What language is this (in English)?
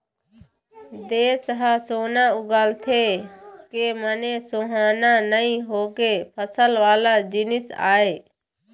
Chhattisgarhi